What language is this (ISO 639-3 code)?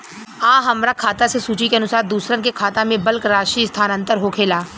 bho